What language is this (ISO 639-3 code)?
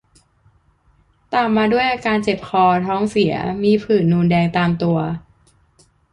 tha